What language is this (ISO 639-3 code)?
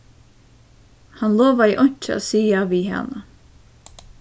fao